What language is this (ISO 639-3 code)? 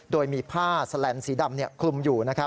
tha